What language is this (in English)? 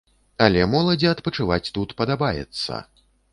Belarusian